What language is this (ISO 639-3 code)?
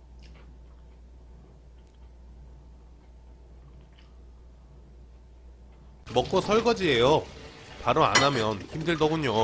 kor